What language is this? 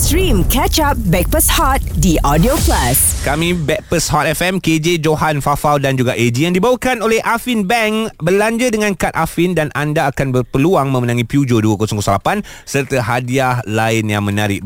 Malay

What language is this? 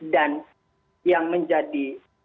Indonesian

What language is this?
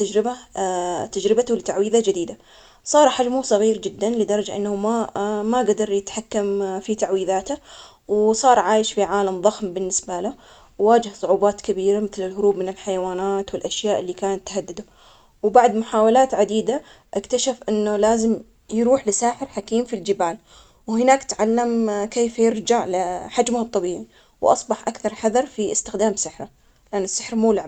Omani Arabic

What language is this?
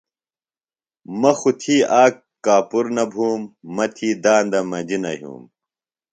Phalura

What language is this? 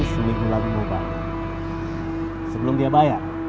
Indonesian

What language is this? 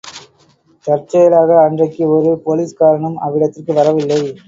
Tamil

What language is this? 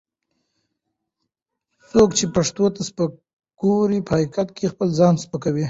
Pashto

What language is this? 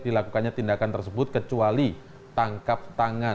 Indonesian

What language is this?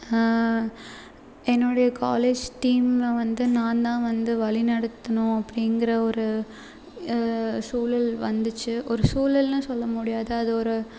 Tamil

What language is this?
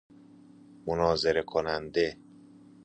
Persian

